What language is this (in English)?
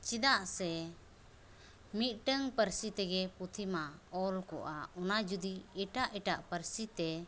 Santali